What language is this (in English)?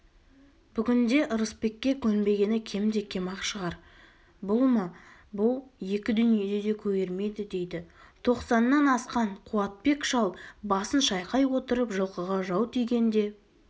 Kazakh